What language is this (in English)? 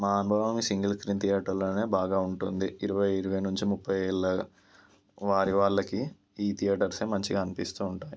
Telugu